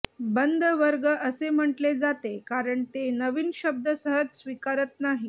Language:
Marathi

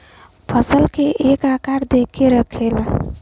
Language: Bhojpuri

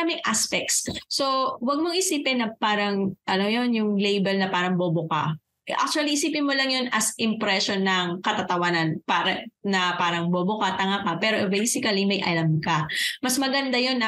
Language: Filipino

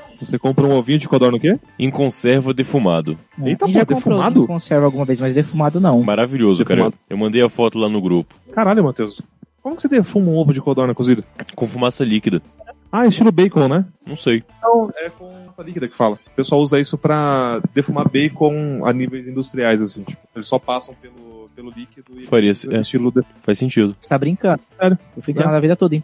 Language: Portuguese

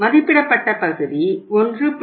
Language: Tamil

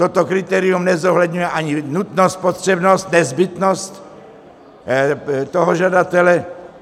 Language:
Czech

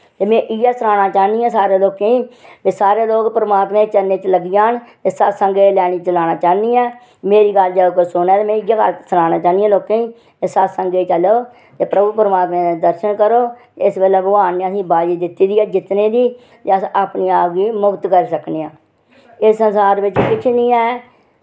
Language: Dogri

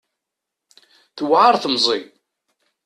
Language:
Kabyle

